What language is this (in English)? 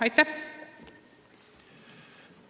Estonian